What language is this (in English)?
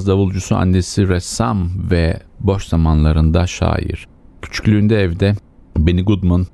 Turkish